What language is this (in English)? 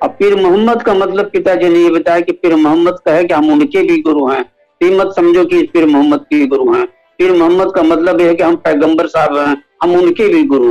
Hindi